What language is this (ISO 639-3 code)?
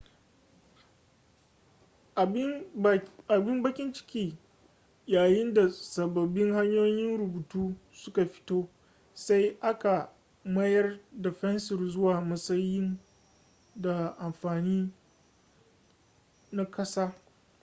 hau